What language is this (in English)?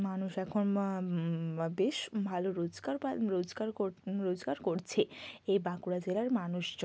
Bangla